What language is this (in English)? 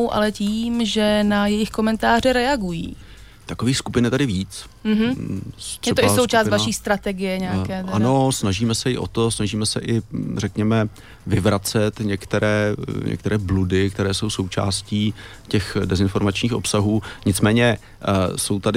Czech